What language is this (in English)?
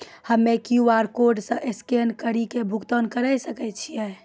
Maithili